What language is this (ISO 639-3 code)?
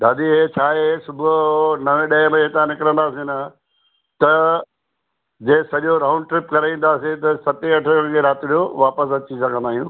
snd